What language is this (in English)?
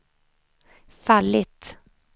Swedish